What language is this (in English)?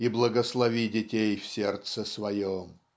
Russian